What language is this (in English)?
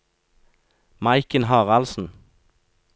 Norwegian